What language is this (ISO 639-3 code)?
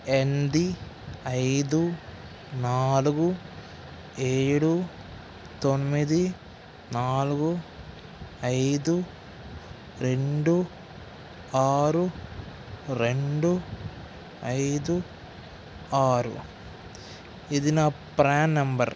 tel